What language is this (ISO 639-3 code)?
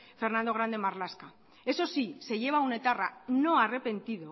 spa